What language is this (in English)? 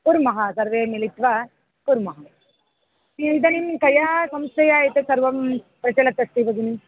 Sanskrit